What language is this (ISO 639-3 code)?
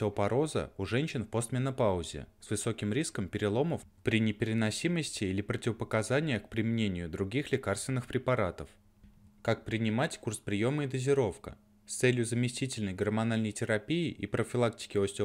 rus